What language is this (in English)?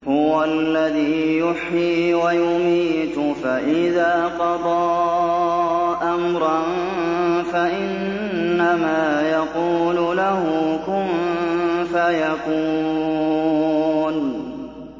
Arabic